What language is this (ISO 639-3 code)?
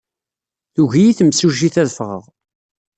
kab